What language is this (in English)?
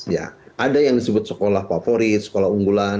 Indonesian